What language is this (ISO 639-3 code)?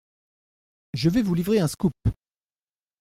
fra